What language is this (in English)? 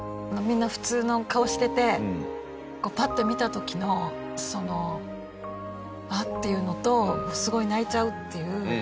Japanese